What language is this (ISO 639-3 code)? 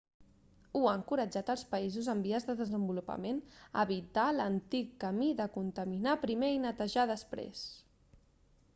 cat